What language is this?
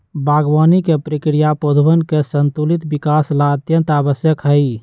Magahi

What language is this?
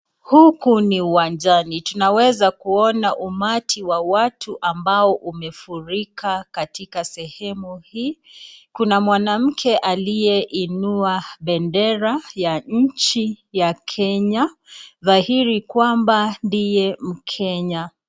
Swahili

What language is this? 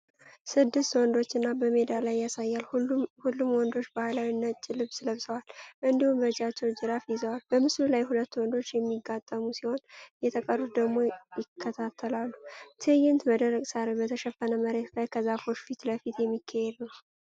Amharic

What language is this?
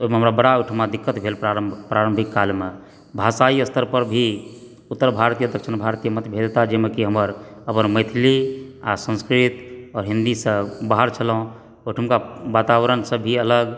Maithili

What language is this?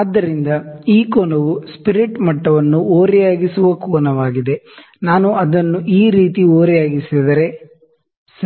Kannada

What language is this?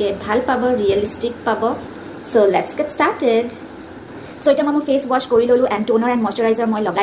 Vietnamese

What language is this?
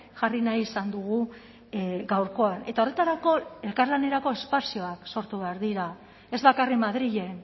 Basque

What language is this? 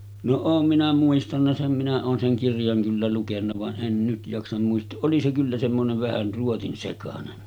Finnish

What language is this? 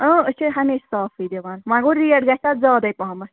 Kashmiri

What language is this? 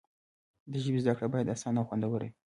Pashto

